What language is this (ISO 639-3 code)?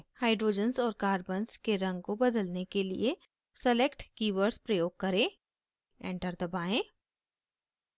hin